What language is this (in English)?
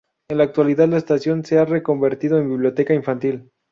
Spanish